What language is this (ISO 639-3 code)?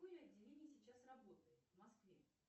rus